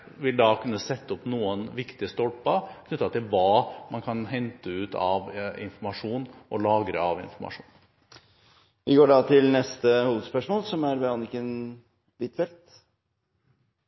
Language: Norwegian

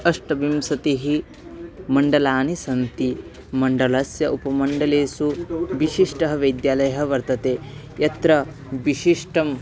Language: Sanskrit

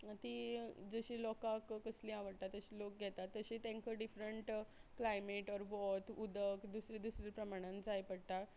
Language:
Konkani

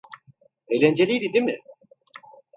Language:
Turkish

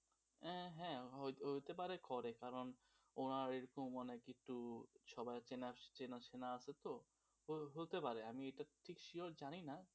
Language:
Bangla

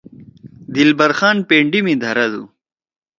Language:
Torwali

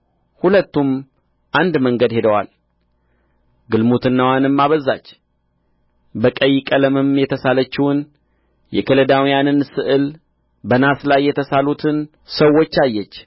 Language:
Amharic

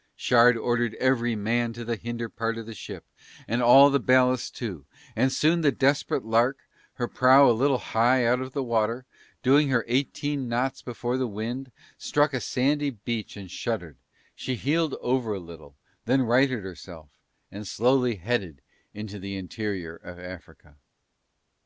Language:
English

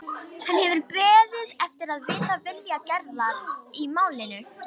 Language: Icelandic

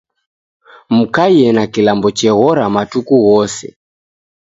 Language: Taita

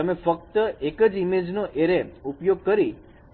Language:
Gujarati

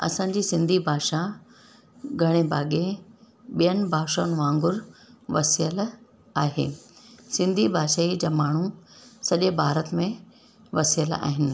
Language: Sindhi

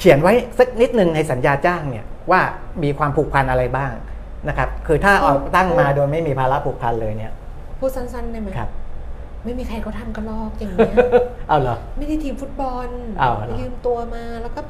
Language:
Thai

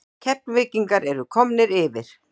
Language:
Icelandic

